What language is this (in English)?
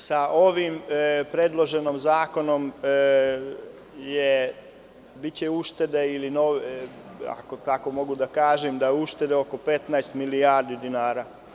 Serbian